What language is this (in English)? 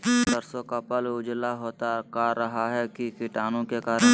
Magahi